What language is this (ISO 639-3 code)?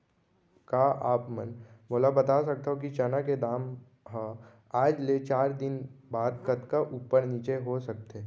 hne